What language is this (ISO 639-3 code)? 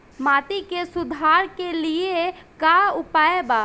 bho